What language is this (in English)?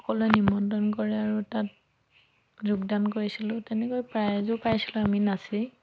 Assamese